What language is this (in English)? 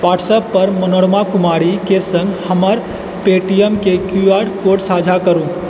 Maithili